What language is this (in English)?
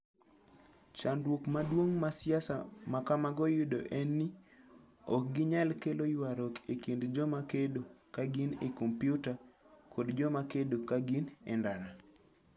Luo (Kenya and Tanzania)